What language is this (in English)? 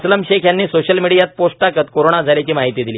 Marathi